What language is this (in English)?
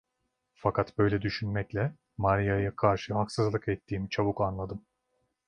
Turkish